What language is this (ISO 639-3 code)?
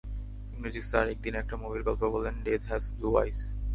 ben